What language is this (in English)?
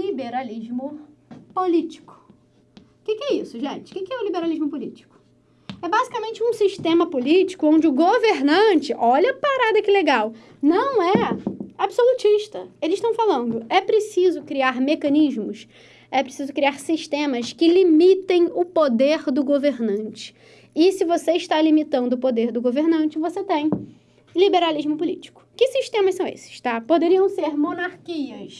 Portuguese